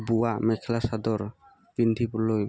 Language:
Assamese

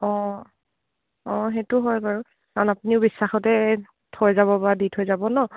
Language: Assamese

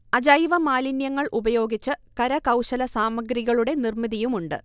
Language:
Malayalam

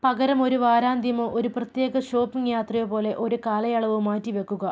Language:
Malayalam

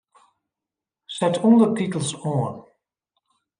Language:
Western Frisian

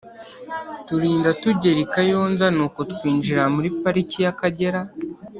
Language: Kinyarwanda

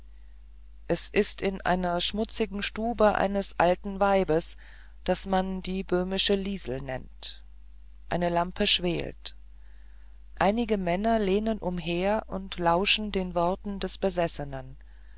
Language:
German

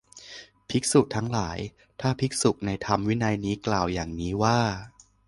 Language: Thai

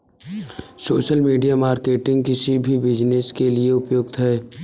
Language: Hindi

